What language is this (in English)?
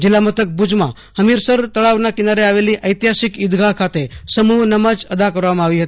Gujarati